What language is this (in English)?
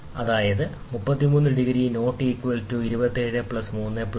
Malayalam